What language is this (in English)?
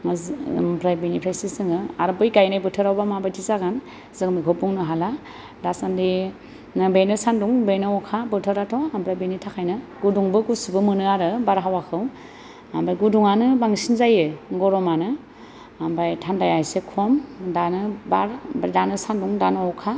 Bodo